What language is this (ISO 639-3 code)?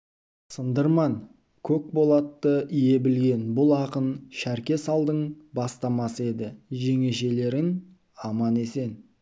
kaz